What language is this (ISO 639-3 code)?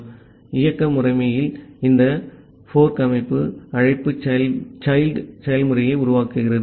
tam